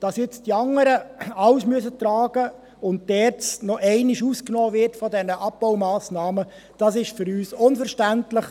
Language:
Swiss German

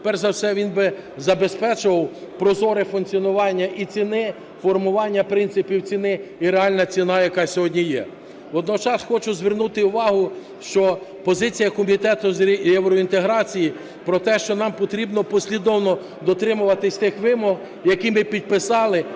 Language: Ukrainian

